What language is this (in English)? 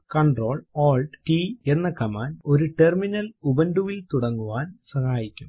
Malayalam